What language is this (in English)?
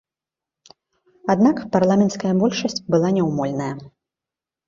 Belarusian